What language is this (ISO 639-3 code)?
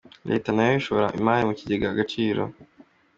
kin